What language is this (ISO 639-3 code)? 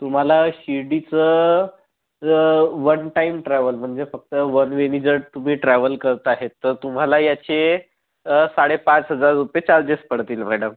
mar